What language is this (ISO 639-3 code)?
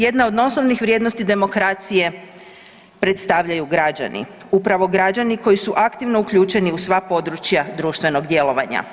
hrv